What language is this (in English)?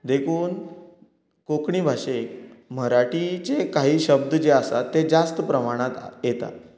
Konkani